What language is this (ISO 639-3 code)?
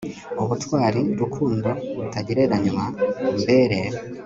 kin